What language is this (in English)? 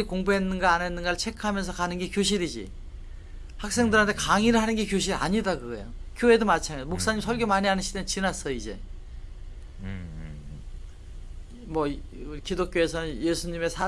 Korean